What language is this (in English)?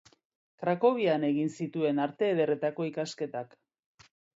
Basque